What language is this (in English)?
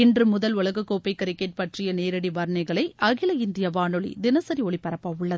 Tamil